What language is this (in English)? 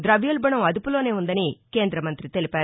Telugu